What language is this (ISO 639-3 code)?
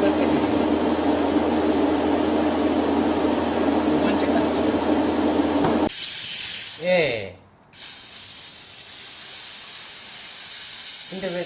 kor